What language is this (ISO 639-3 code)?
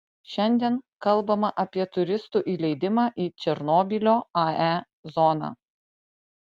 lit